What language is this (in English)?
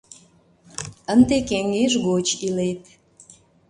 Mari